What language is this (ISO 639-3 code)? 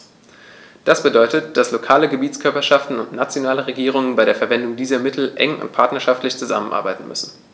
deu